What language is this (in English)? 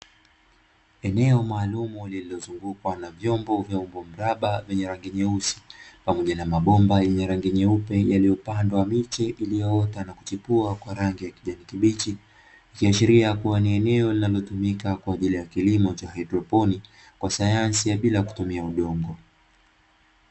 Swahili